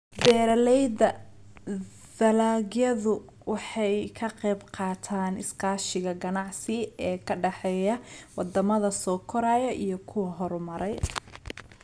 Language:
Somali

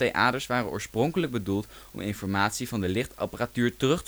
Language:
Dutch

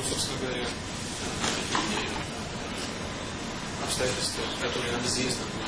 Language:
Russian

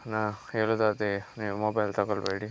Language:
Kannada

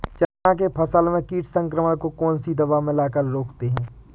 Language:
Hindi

